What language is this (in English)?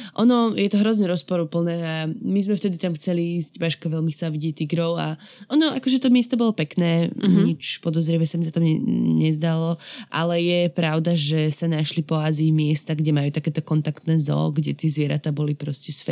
Slovak